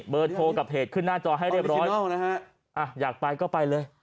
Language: Thai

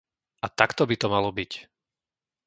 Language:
Slovak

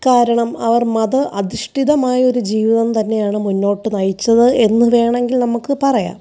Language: Malayalam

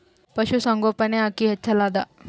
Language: Kannada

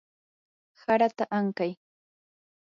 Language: Yanahuanca Pasco Quechua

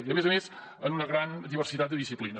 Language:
Catalan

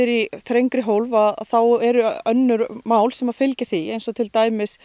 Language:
Icelandic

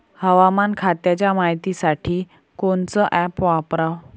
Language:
Marathi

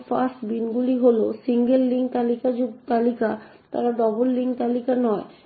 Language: Bangla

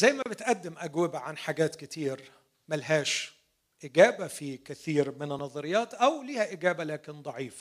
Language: Arabic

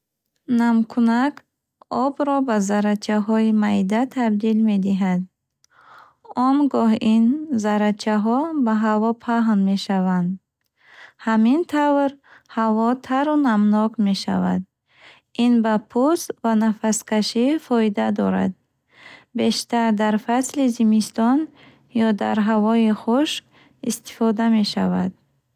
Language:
Bukharic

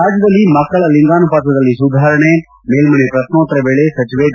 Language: Kannada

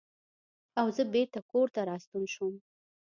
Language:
Pashto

